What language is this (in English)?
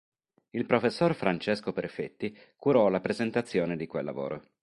Italian